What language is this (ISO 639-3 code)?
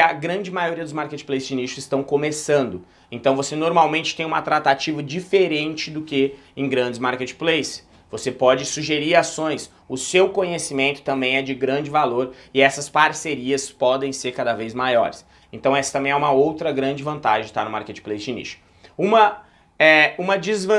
por